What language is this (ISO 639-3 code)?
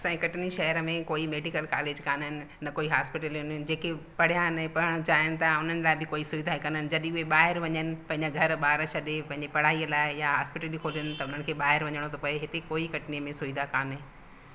snd